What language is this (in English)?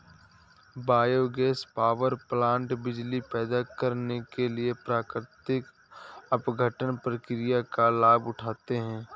Hindi